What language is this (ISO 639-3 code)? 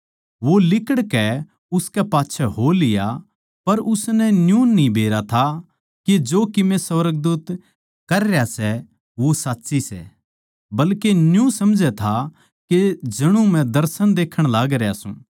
bgc